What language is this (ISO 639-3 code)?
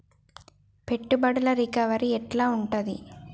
tel